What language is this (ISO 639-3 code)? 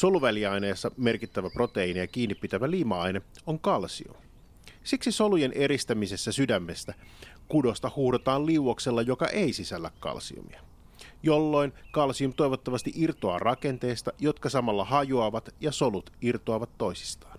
fin